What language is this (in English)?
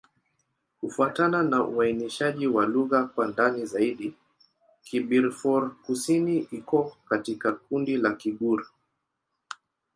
Swahili